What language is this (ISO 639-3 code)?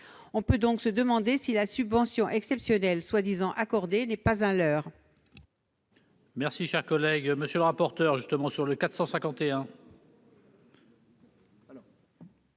fra